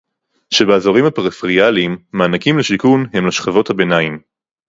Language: Hebrew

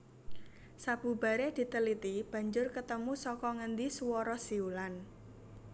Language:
Javanese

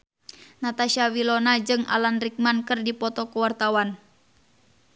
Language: Sundanese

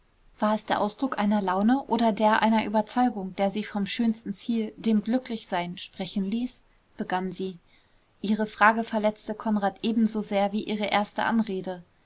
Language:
German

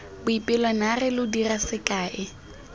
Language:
Tswana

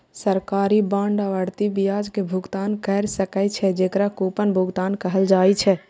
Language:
Maithili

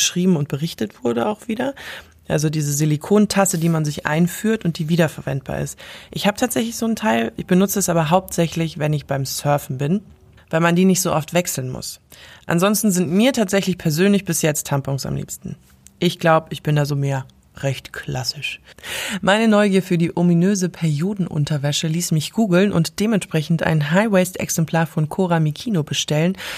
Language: German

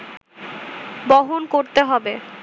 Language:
Bangla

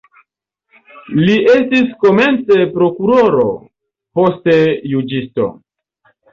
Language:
Esperanto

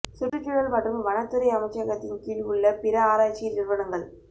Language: Tamil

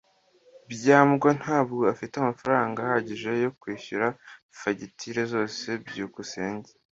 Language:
Kinyarwanda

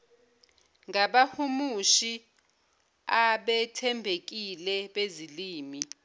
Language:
Zulu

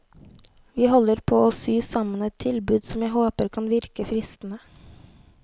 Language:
Norwegian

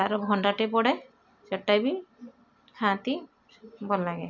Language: Odia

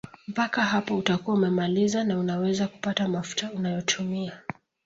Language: Swahili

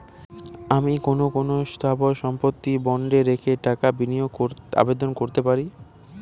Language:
Bangla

